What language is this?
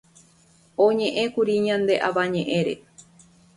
Guarani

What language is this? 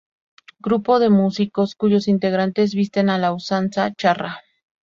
Spanish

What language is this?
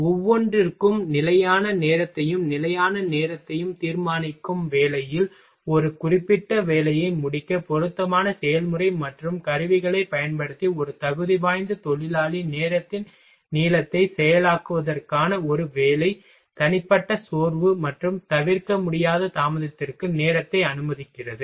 Tamil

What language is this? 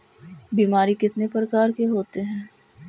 Magahi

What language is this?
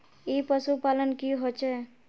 Magahi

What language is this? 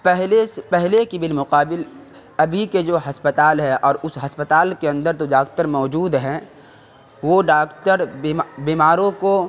Urdu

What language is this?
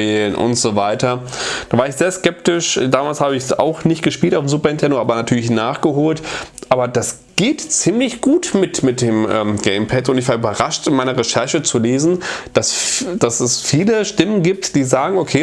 German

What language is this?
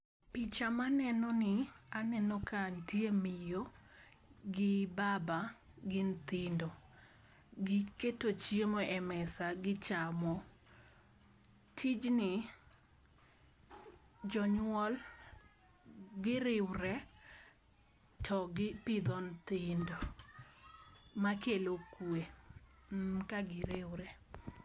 Luo (Kenya and Tanzania)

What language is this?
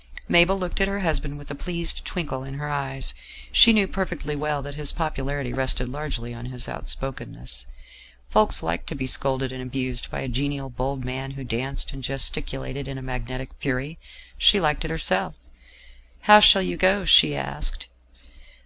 English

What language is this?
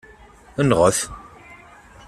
Kabyle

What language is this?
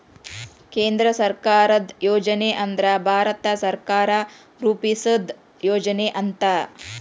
Kannada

